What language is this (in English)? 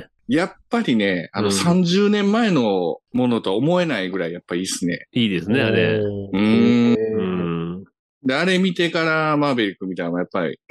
Japanese